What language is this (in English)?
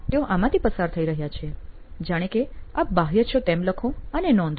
Gujarati